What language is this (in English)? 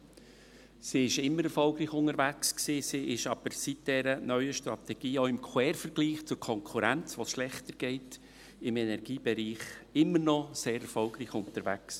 Swiss German